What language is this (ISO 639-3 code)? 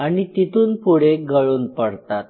mar